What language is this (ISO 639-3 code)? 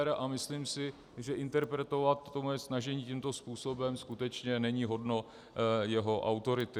ces